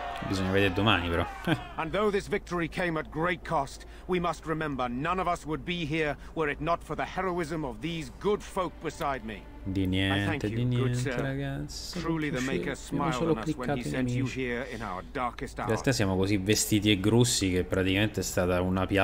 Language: Italian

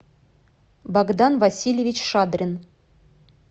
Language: Russian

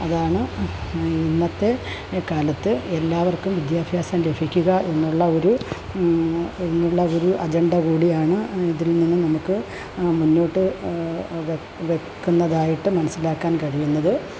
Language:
Malayalam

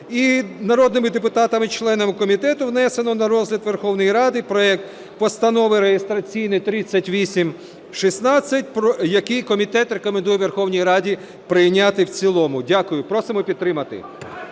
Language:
Ukrainian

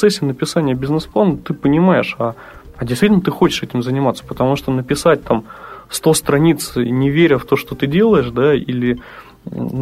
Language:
Russian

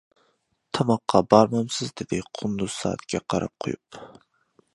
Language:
Uyghur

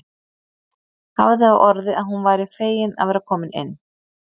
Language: Icelandic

